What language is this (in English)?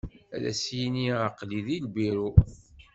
Kabyle